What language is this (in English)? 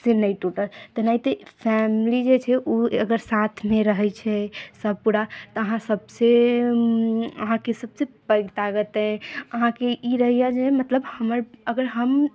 Maithili